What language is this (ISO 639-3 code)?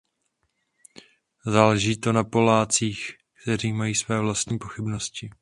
ces